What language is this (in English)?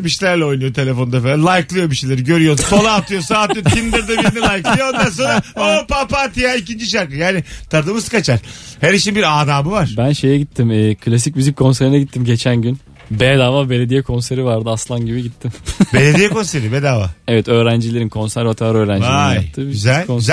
Turkish